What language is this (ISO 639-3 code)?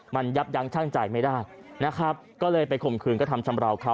tha